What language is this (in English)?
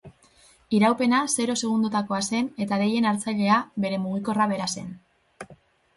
Basque